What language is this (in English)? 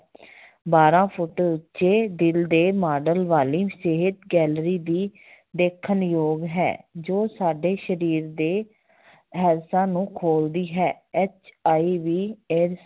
Punjabi